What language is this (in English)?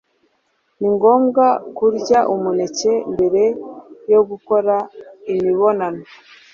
Kinyarwanda